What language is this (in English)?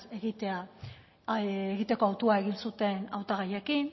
Basque